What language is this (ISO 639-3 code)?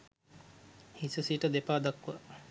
sin